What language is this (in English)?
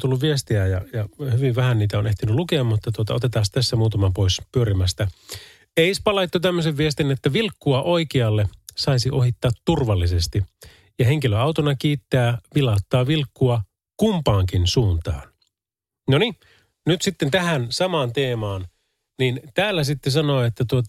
Finnish